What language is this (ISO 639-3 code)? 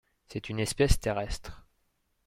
fra